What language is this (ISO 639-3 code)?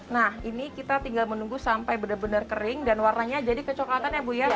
ind